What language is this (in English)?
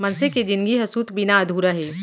Chhattisgarhi